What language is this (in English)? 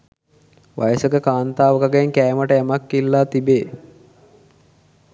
Sinhala